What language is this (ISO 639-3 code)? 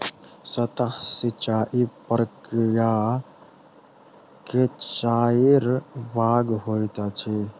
mai